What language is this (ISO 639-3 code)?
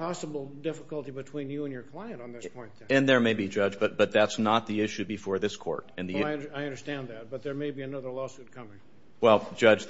eng